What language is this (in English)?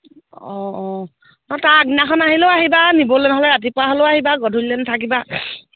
Assamese